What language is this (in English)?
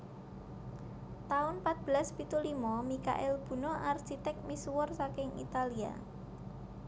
Javanese